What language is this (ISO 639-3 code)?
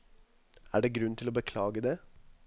nor